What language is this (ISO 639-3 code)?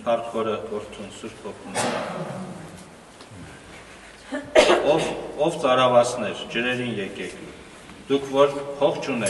ron